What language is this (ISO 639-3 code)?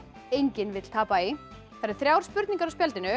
isl